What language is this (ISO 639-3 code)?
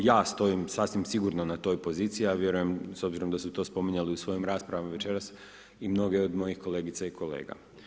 hrv